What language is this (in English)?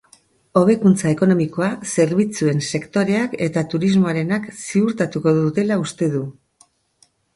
Basque